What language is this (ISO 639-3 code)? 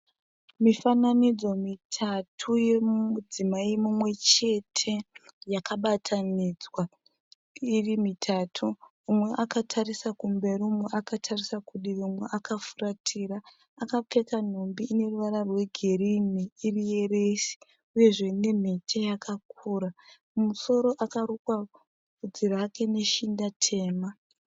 sna